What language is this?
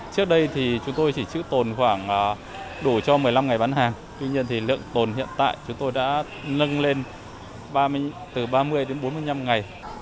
Vietnamese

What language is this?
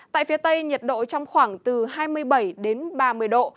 Vietnamese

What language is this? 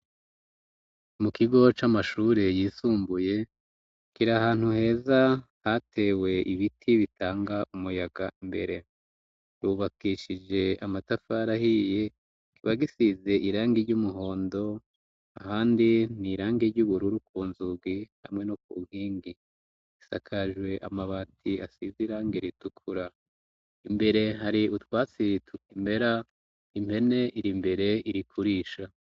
Rundi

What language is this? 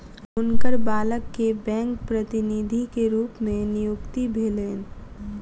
Maithili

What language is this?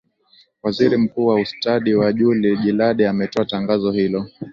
Swahili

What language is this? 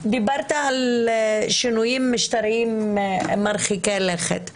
Hebrew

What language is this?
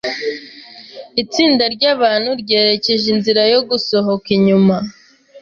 Kinyarwanda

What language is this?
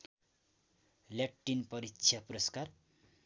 Nepali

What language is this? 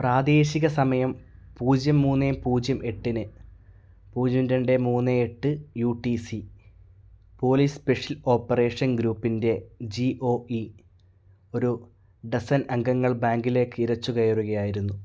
Malayalam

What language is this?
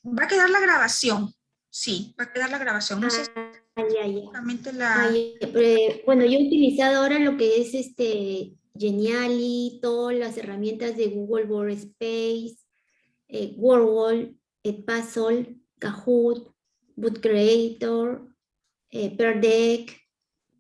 Spanish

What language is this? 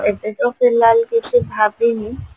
Odia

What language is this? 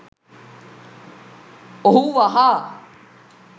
Sinhala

